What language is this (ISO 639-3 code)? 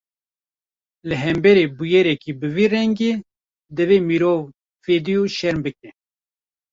kur